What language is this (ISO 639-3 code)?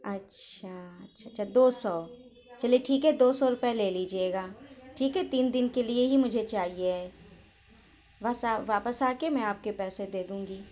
urd